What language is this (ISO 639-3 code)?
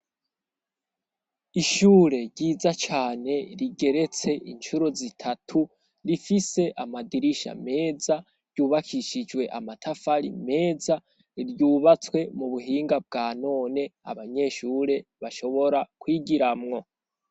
run